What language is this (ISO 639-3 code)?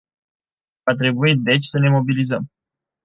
ron